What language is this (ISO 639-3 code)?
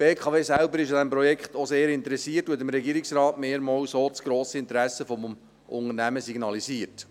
gsw